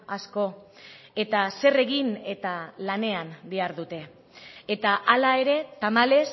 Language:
Basque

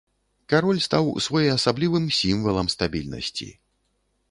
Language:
Belarusian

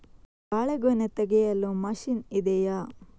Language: Kannada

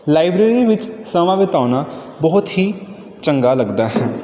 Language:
Punjabi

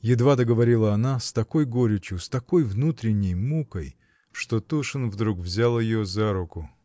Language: Russian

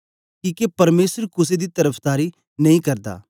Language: Dogri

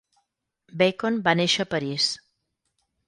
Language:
Catalan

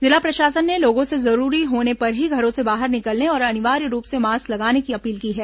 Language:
Hindi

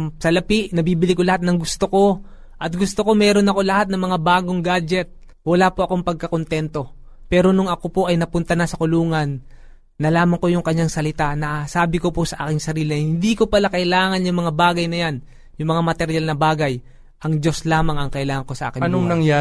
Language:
Filipino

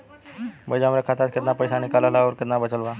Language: Bhojpuri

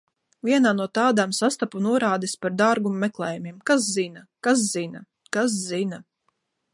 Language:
Latvian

